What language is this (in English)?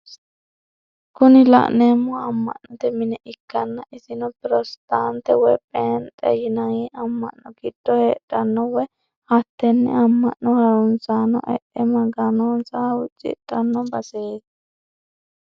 Sidamo